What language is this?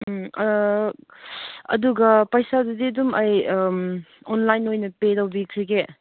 Manipuri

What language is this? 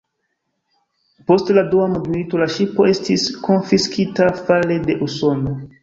Esperanto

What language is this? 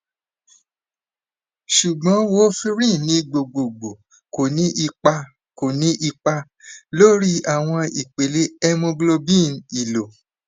Yoruba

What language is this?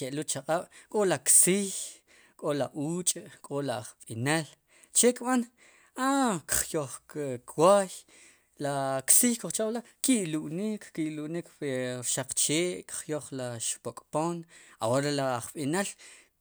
Sipacapense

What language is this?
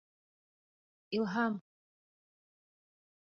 Bashkir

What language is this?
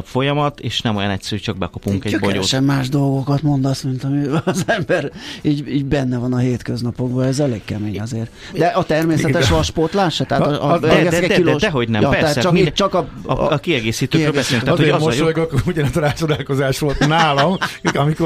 Hungarian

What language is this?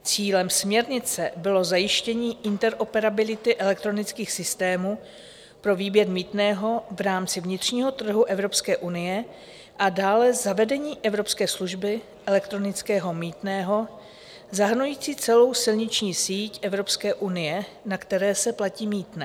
Czech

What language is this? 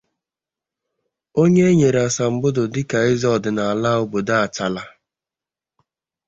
Igbo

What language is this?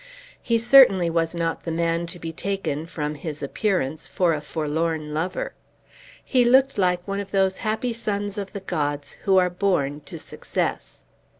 English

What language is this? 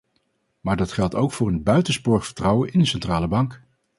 Dutch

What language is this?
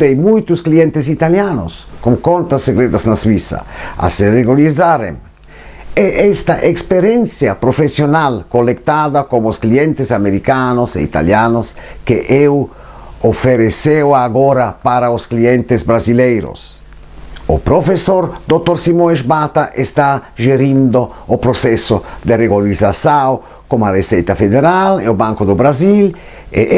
Portuguese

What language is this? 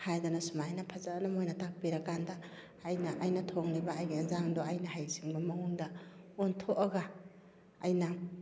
Manipuri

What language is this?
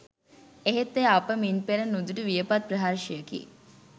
Sinhala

